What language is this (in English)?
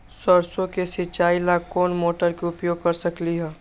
Magahi